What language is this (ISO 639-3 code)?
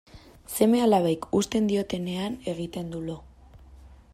eus